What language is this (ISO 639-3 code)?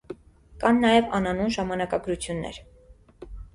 hye